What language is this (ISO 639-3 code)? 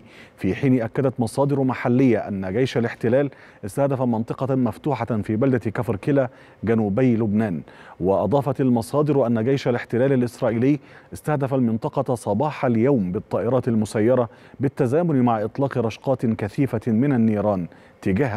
ara